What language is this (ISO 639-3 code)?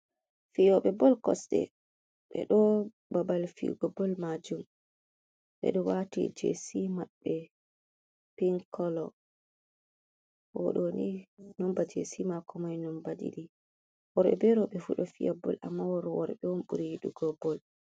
ful